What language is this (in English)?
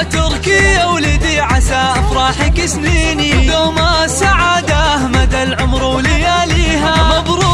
Arabic